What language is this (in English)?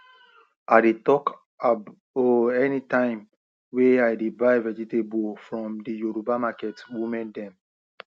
Nigerian Pidgin